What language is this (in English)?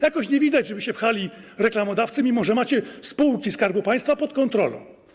Polish